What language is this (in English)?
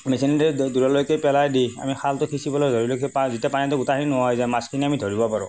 Assamese